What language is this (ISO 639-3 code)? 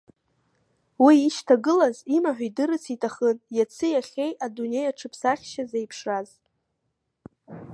abk